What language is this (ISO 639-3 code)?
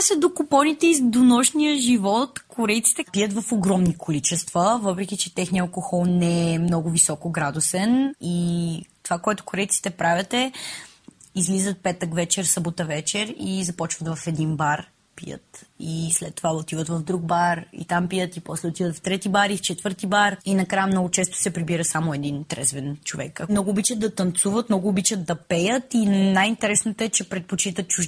bul